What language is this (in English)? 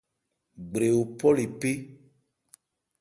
Ebrié